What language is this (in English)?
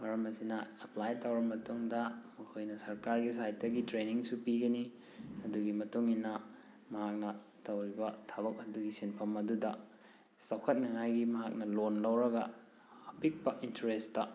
Manipuri